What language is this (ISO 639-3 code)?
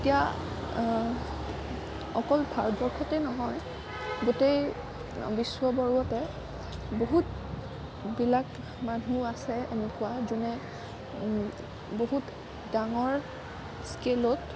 asm